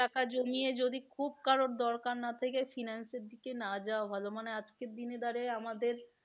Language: Bangla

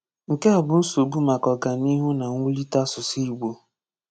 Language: Igbo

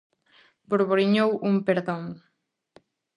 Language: Galician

